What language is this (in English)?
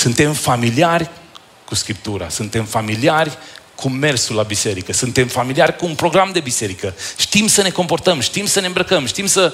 Romanian